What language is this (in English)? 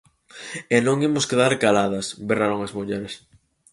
Galician